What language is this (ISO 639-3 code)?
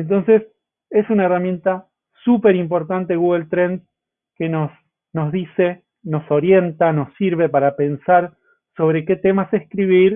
spa